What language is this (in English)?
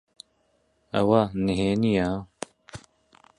Central Kurdish